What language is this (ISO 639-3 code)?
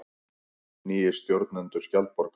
isl